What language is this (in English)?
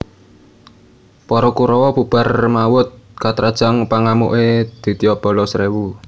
Javanese